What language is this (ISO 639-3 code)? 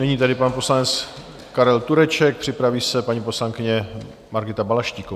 ces